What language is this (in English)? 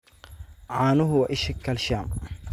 Somali